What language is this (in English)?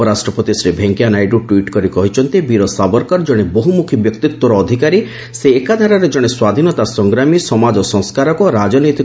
Odia